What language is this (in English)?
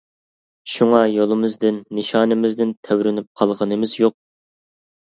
Uyghur